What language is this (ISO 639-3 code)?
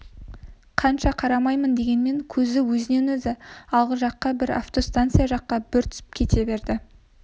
kaz